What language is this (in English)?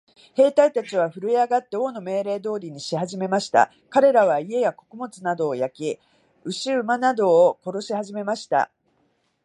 Japanese